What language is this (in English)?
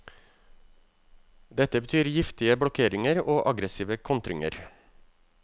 Norwegian